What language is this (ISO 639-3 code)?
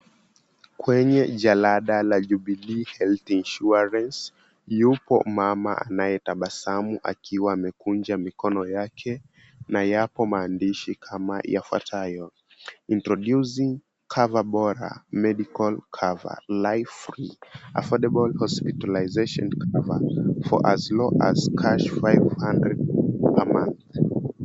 swa